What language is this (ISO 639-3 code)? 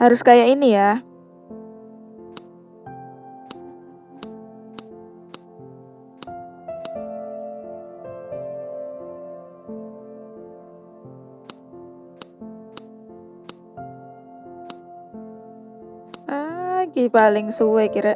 ind